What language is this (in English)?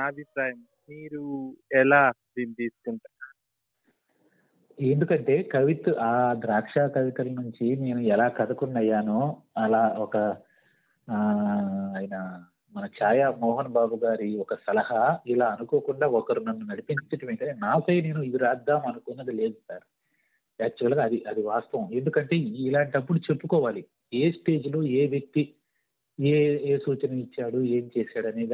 Telugu